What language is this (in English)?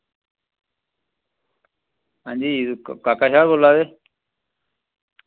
Dogri